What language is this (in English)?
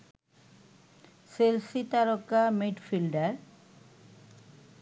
Bangla